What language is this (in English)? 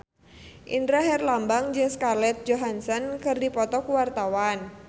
Sundanese